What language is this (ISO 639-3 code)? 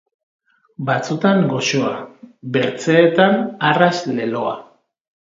eus